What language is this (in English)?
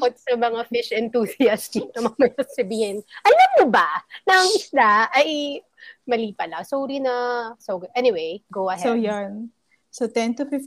Filipino